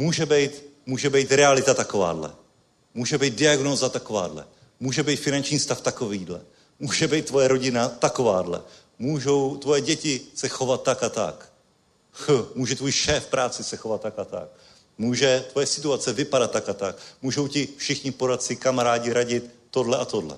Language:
Czech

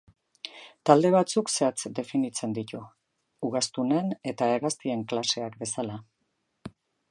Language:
Basque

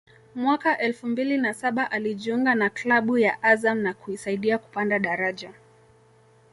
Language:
Swahili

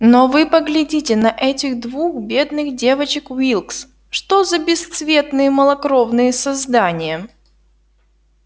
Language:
Russian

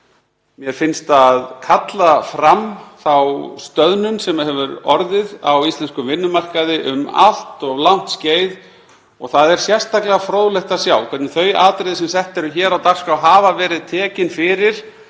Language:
Icelandic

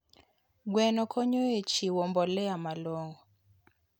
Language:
Luo (Kenya and Tanzania)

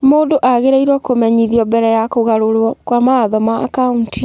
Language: Kikuyu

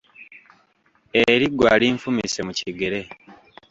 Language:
Ganda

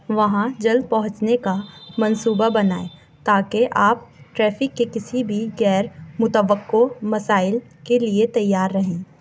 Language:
Urdu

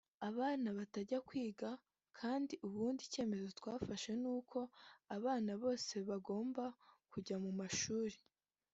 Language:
Kinyarwanda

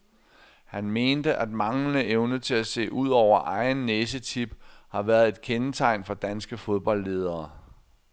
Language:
Danish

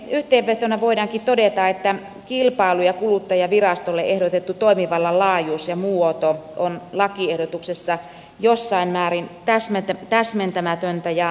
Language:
Finnish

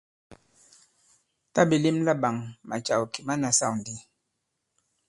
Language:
Bankon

